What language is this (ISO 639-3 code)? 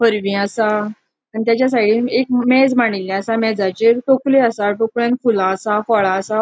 kok